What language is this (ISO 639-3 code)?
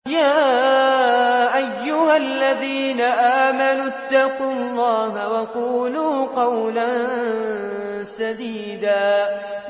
ara